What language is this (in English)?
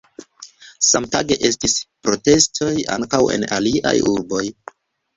Esperanto